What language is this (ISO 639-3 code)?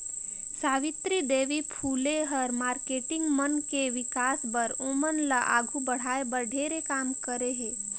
hne